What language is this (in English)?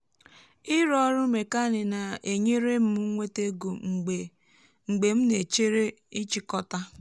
Igbo